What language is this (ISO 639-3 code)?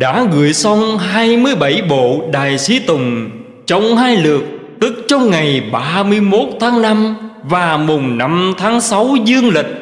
vie